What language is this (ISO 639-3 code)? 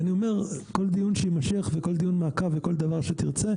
heb